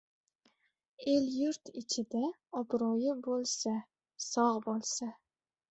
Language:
Uzbek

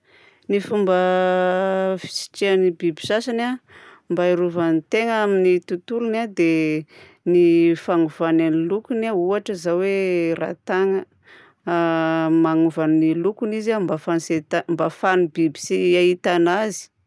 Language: Southern Betsimisaraka Malagasy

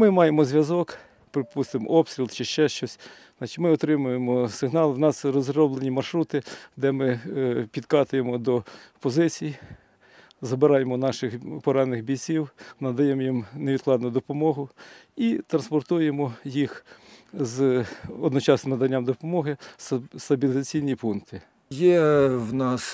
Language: Ukrainian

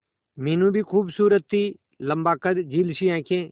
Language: Hindi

